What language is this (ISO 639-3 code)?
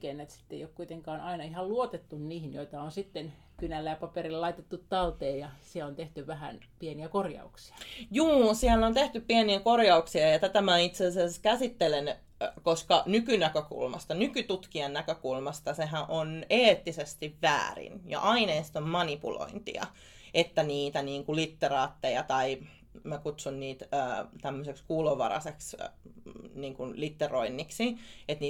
fin